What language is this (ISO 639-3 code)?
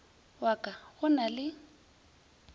nso